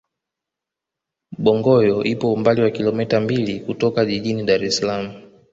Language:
Swahili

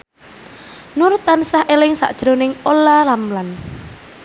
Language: Javanese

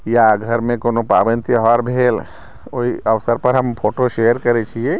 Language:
Maithili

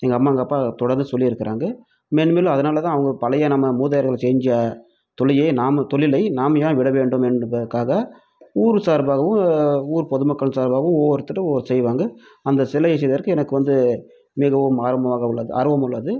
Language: Tamil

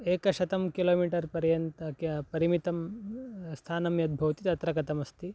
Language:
Sanskrit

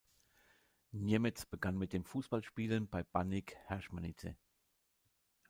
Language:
German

